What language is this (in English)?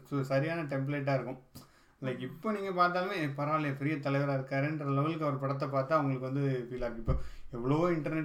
Tamil